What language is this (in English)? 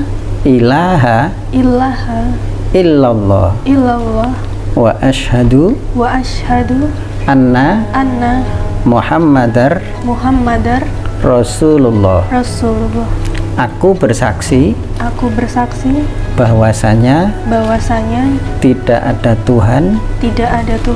Indonesian